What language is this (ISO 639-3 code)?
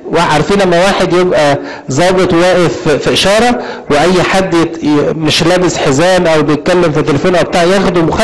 ara